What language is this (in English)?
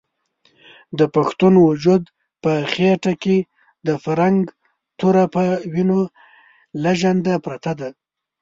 Pashto